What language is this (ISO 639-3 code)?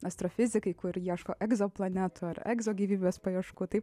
lit